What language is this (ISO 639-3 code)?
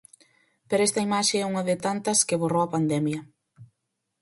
glg